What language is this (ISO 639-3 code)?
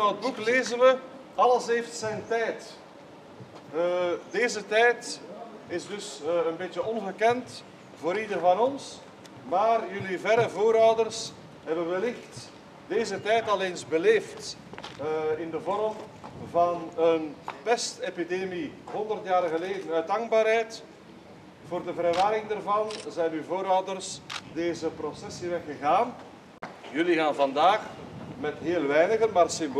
nld